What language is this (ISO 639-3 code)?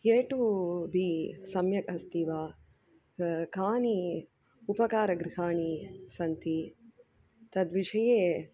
san